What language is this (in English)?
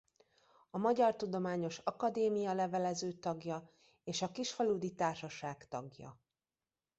Hungarian